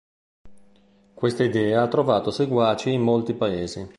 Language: Italian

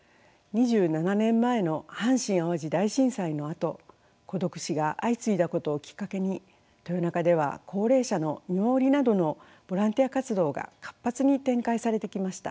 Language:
Japanese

